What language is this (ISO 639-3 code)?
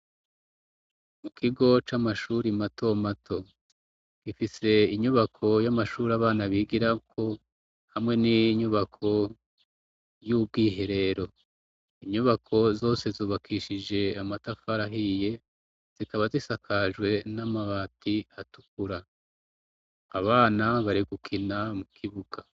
run